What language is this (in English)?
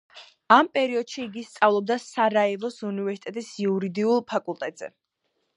Georgian